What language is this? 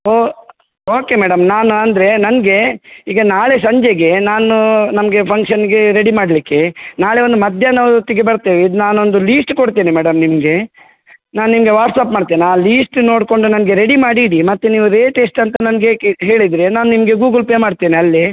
Kannada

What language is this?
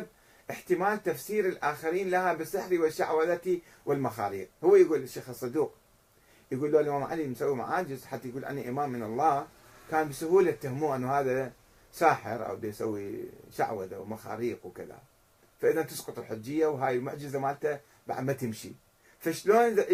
Arabic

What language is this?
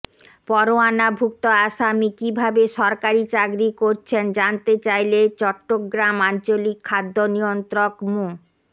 Bangla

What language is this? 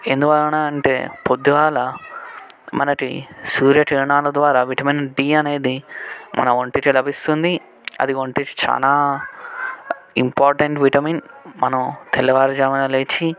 Telugu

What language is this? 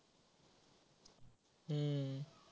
Marathi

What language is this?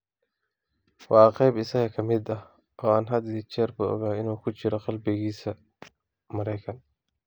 Somali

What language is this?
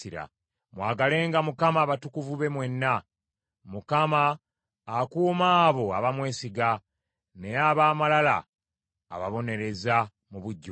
Ganda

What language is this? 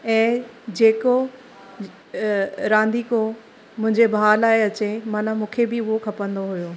Sindhi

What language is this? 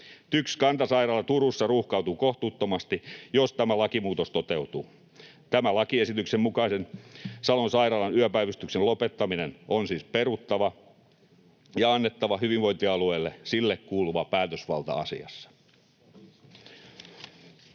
Finnish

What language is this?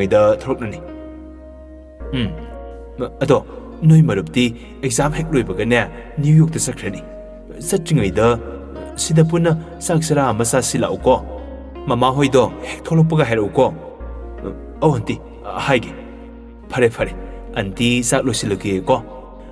Vietnamese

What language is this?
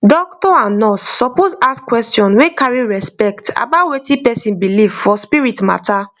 Nigerian Pidgin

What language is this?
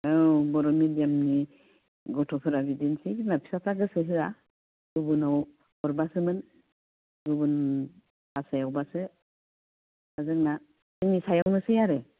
Bodo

